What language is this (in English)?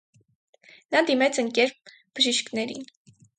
Armenian